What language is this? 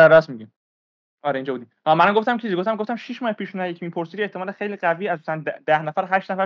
Persian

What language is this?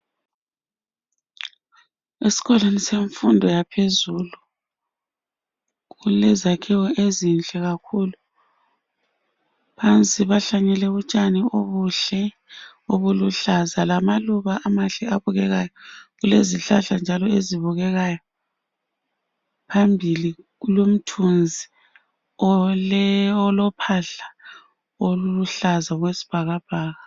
North Ndebele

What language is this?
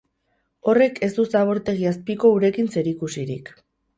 Basque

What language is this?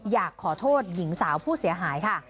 Thai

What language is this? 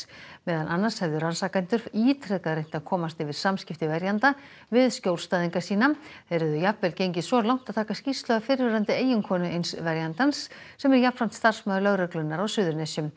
Icelandic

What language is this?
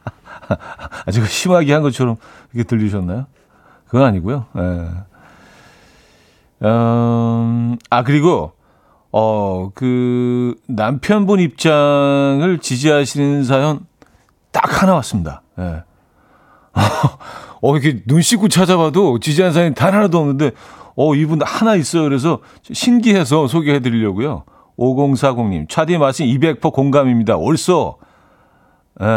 Korean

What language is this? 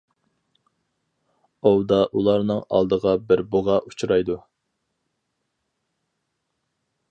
Uyghur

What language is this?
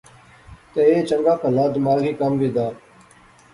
Pahari-Potwari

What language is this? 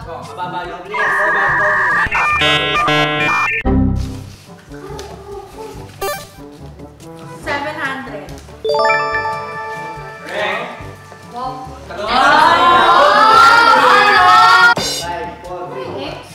Filipino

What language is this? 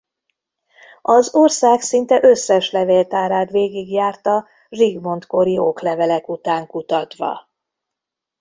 Hungarian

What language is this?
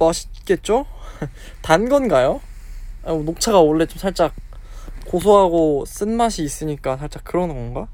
Korean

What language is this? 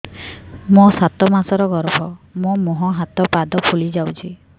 Odia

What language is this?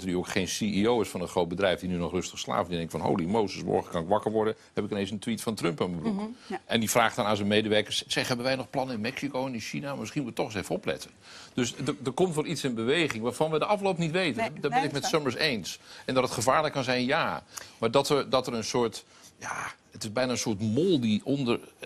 Dutch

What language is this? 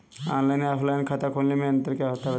Hindi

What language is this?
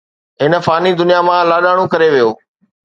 Sindhi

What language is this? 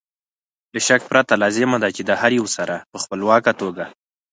Pashto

